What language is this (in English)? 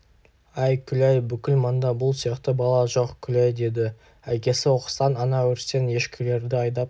Kazakh